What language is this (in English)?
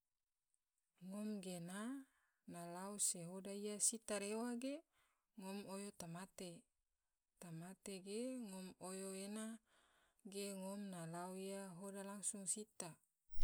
Tidore